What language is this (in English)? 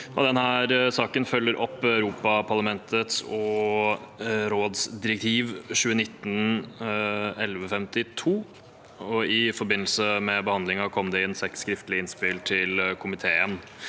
Norwegian